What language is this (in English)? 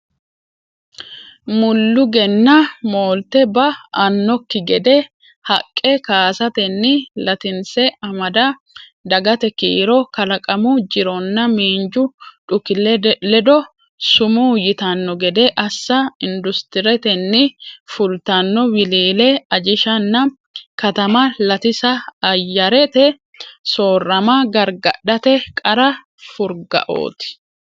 Sidamo